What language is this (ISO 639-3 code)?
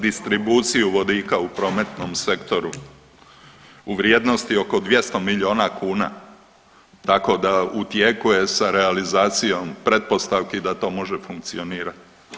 hrv